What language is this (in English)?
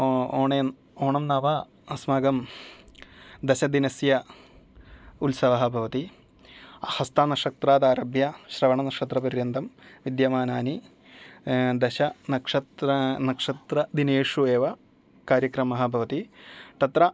Sanskrit